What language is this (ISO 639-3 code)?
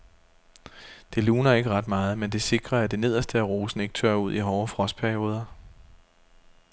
dan